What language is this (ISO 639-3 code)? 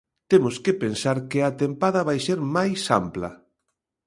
glg